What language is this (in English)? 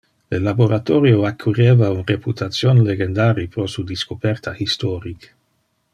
Interlingua